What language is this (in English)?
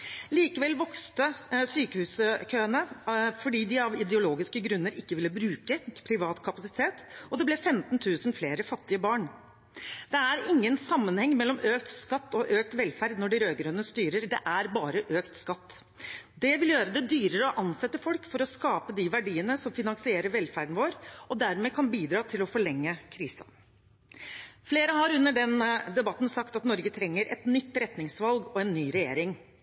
Norwegian Bokmål